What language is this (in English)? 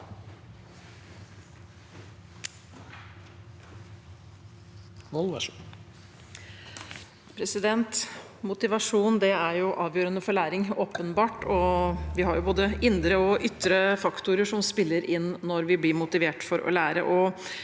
Norwegian